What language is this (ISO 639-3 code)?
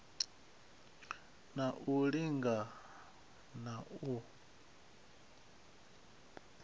ven